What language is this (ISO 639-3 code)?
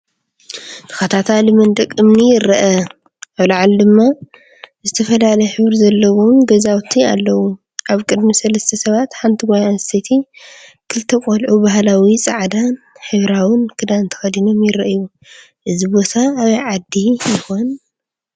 tir